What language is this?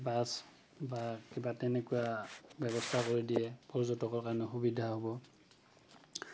Assamese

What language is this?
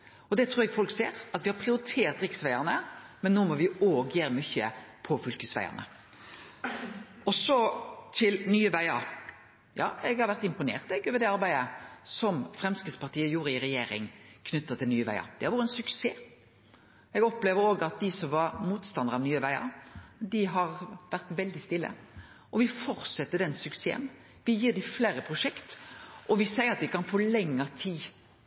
Norwegian Nynorsk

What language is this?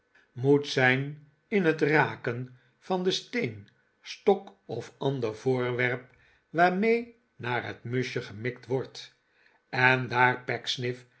Dutch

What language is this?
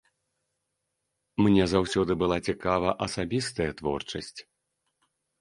Belarusian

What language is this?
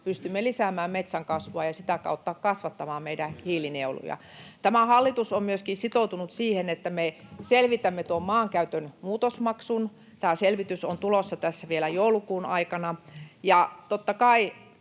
Finnish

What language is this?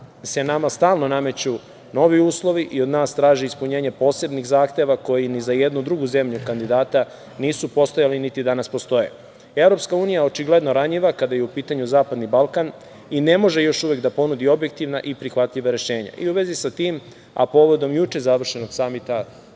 Serbian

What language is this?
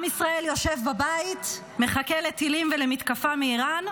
Hebrew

